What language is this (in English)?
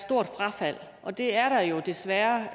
Danish